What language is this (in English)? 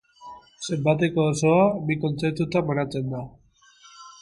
Basque